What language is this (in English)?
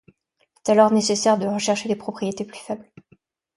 French